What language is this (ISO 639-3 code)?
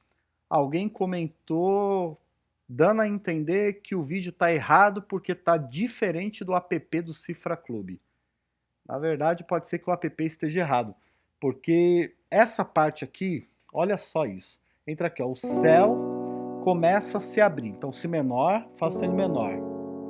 por